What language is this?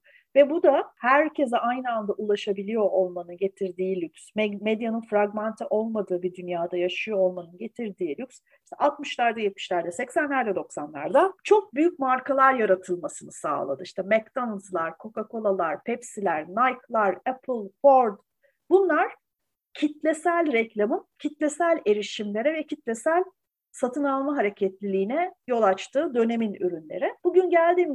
Turkish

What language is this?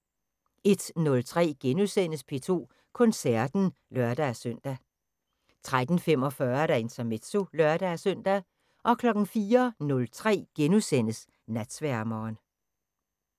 Danish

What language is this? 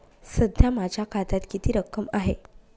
Marathi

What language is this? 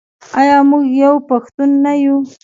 Pashto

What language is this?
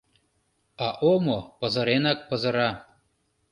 Mari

